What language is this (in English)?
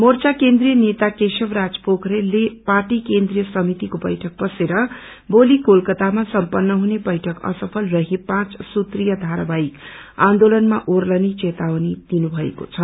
Nepali